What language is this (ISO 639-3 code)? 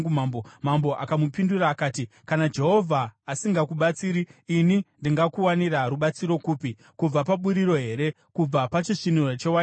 sna